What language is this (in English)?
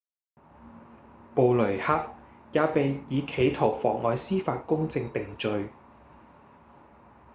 Cantonese